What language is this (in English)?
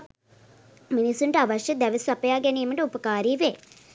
Sinhala